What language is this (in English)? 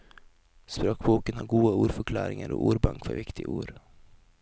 Norwegian